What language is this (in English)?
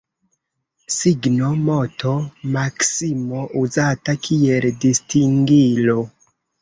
Esperanto